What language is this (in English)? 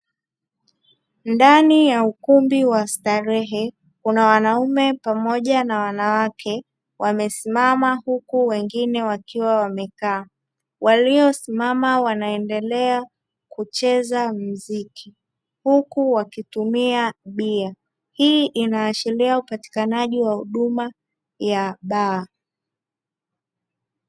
Swahili